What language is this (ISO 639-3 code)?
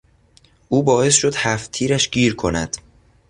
fas